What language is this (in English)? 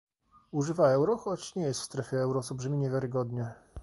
Polish